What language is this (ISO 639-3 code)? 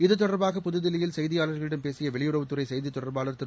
tam